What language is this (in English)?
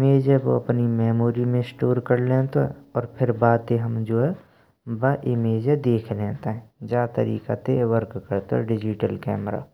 Braj